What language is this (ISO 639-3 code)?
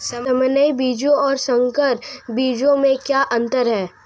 hin